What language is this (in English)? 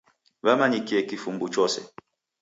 Taita